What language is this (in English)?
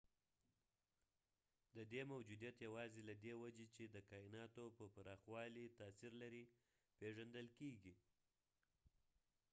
Pashto